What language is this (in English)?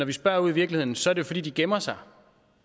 Danish